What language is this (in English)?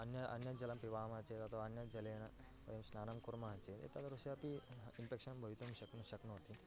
Sanskrit